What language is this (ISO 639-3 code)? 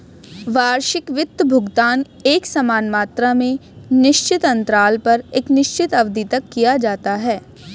hin